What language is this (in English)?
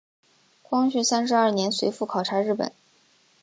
Chinese